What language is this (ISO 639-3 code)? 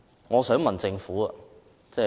yue